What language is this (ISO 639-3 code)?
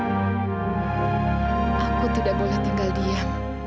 ind